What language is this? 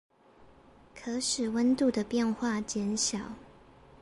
Chinese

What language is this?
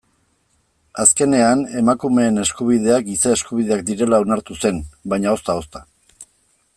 Basque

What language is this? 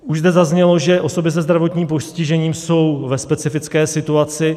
Czech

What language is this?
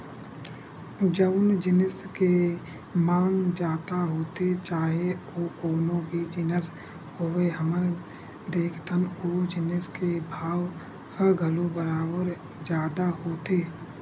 Chhattisgarhi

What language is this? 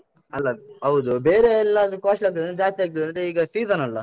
Kannada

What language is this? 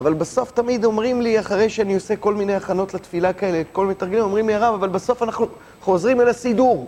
Hebrew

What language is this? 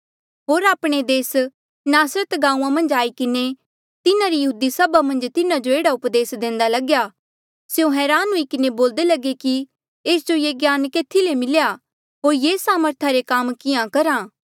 Mandeali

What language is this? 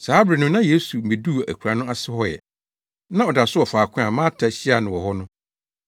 Akan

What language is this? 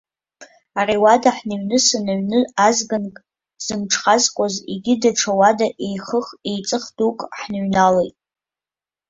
Abkhazian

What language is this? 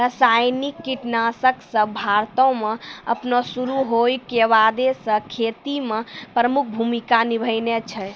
Maithili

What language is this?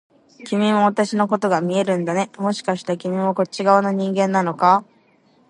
Japanese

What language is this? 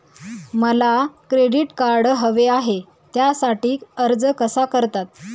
Marathi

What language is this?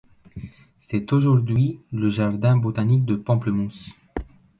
French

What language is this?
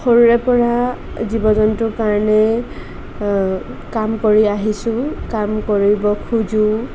Assamese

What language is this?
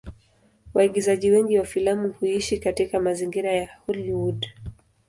Swahili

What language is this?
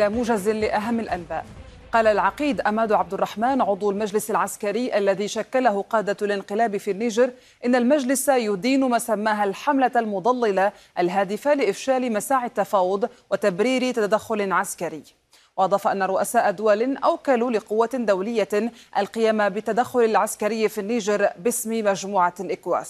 Arabic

